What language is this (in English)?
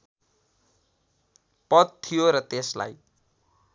Nepali